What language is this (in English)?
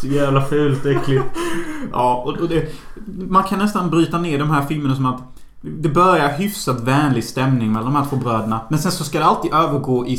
Swedish